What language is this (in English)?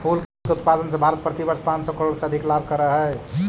Magahi